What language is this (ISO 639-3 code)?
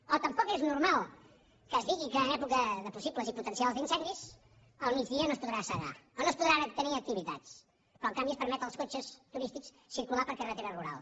cat